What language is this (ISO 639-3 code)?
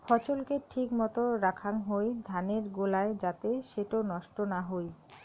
ben